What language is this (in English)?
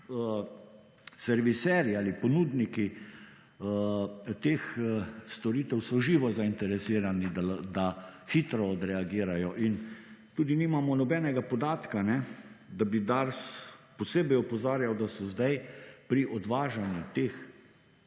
Slovenian